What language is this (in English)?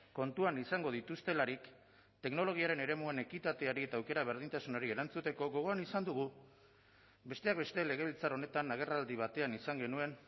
Basque